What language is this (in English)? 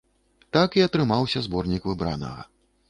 Belarusian